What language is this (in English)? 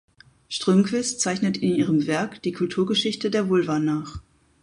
German